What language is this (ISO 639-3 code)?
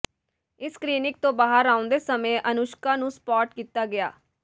pan